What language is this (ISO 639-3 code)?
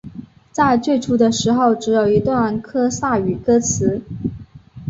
zho